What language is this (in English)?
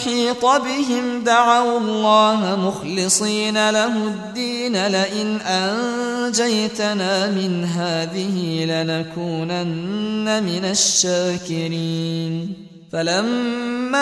Arabic